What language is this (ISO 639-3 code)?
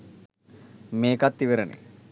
sin